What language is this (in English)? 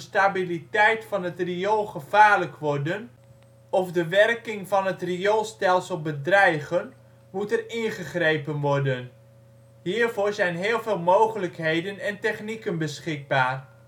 Dutch